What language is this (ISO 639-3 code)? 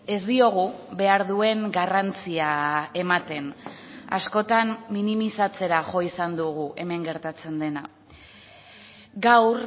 eus